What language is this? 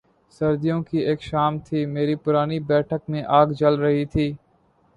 Urdu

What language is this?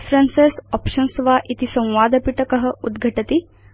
Sanskrit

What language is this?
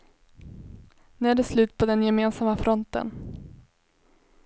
Swedish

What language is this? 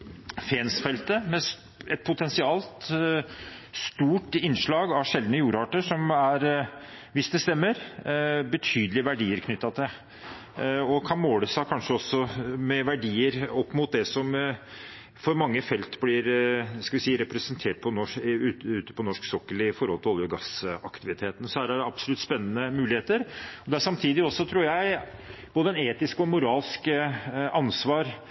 Norwegian Bokmål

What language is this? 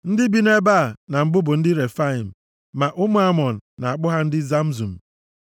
Igbo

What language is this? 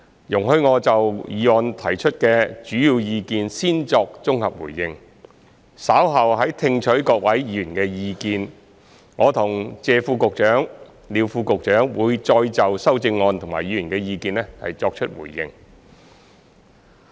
Cantonese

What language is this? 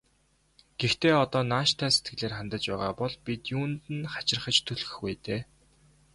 Mongolian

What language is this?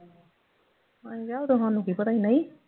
Punjabi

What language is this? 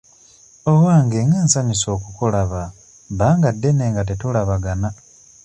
Ganda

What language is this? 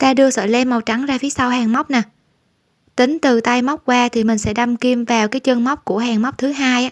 Vietnamese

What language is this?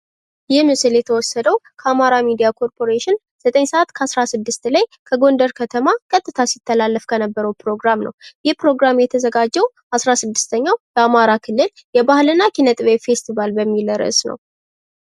Amharic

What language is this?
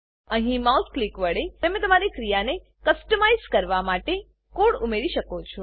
Gujarati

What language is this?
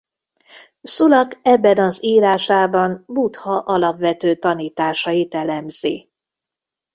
Hungarian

